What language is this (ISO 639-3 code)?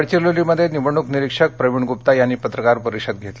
mar